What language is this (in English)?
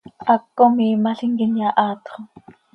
Seri